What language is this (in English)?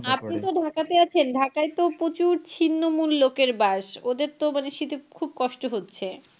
Bangla